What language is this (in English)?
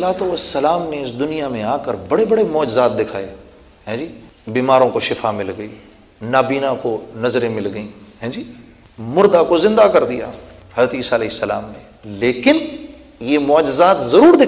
Urdu